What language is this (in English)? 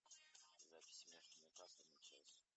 Russian